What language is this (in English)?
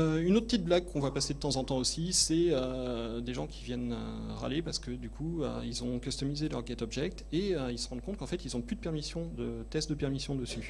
French